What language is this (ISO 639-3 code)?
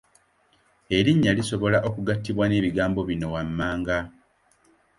lug